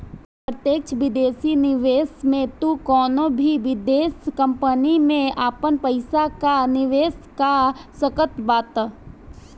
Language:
Bhojpuri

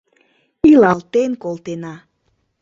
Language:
Mari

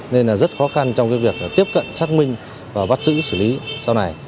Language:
Vietnamese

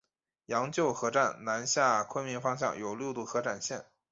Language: Chinese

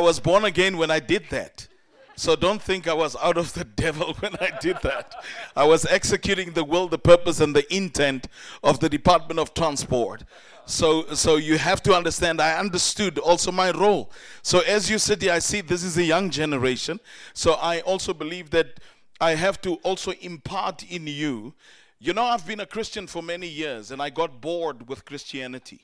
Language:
English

